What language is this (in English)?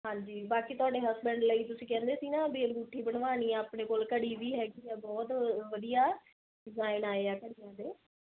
Punjabi